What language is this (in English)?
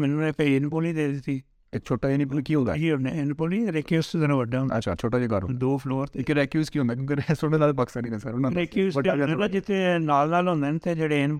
Urdu